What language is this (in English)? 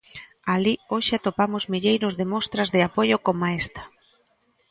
Galician